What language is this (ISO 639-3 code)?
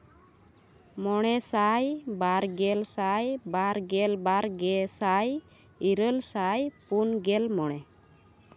sat